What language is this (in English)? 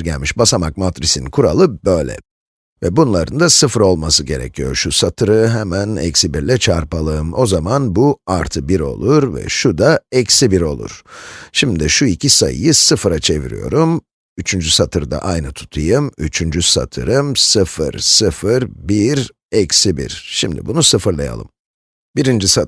Turkish